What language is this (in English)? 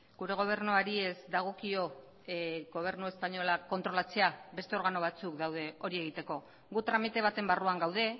Basque